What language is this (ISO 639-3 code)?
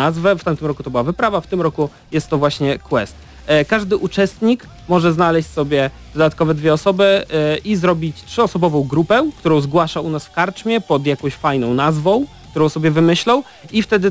pol